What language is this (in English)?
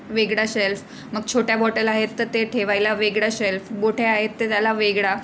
Marathi